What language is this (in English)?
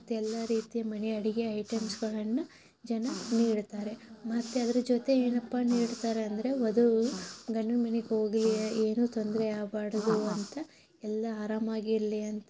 Kannada